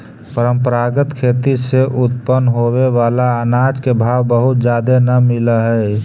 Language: Magahi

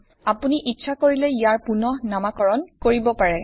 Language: Assamese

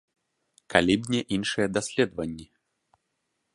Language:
Belarusian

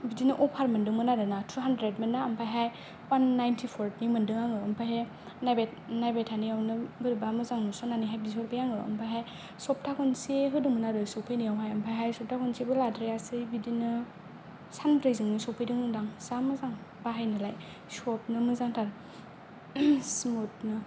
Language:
Bodo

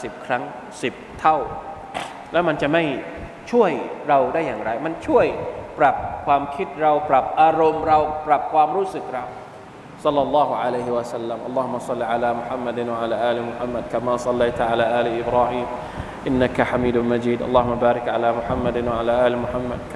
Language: Thai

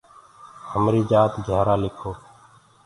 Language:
Gurgula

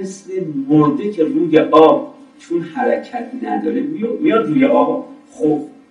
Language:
Persian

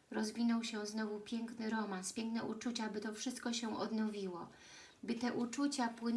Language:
Polish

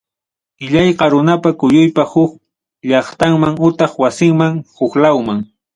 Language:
Ayacucho Quechua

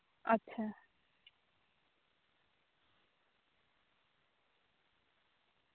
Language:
Santali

